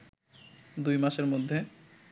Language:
Bangla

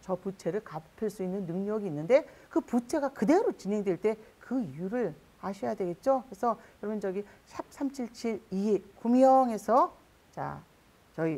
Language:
Korean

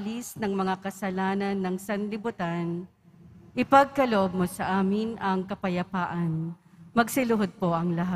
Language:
Filipino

